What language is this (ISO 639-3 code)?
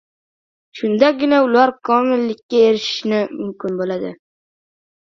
uzb